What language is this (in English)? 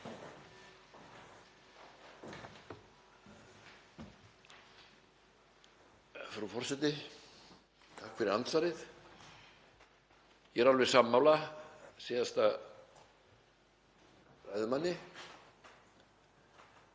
Icelandic